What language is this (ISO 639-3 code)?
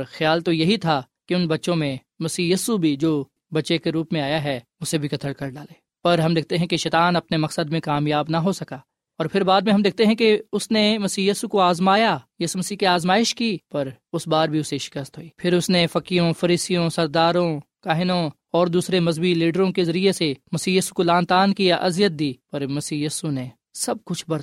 urd